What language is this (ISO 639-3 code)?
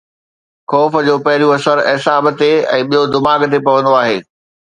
snd